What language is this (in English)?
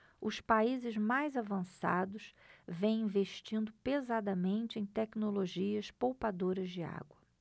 Portuguese